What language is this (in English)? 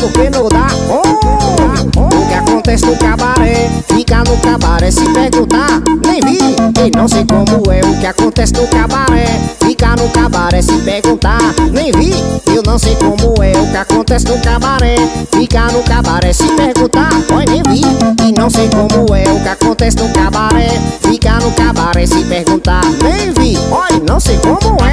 Portuguese